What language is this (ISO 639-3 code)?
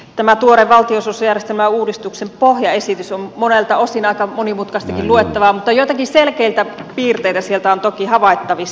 fin